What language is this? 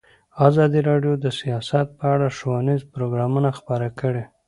Pashto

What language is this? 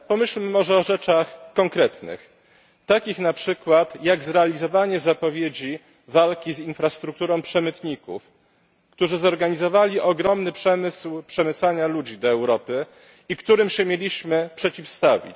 Polish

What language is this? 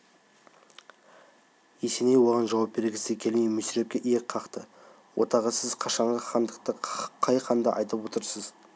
Kazakh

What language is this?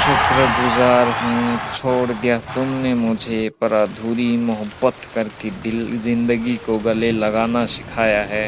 Hindi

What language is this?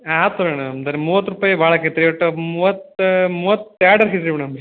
Kannada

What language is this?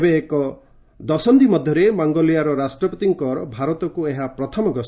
Odia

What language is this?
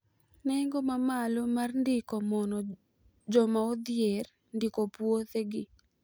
Luo (Kenya and Tanzania)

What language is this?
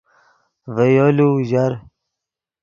Yidgha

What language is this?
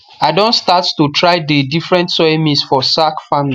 Nigerian Pidgin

